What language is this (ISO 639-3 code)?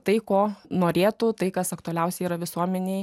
lit